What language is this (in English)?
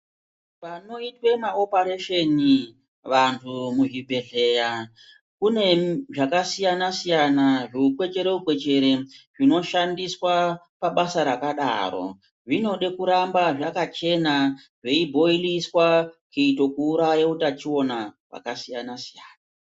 Ndau